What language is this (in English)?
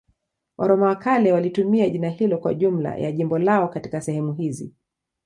Swahili